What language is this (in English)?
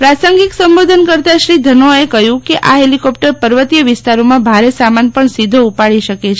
Gujarati